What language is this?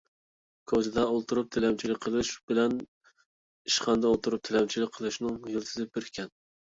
Uyghur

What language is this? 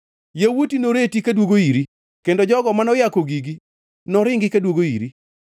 Luo (Kenya and Tanzania)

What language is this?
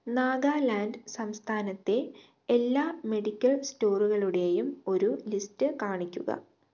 Malayalam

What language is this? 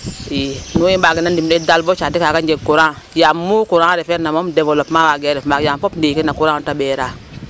Serer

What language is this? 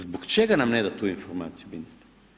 Croatian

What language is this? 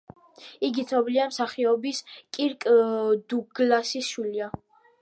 Georgian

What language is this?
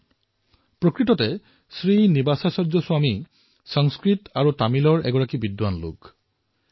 Assamese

